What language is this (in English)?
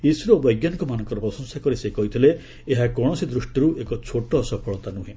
Odia